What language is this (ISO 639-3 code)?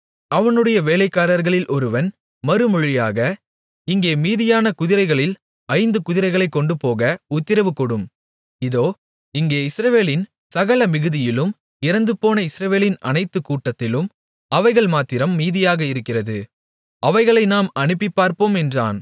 tam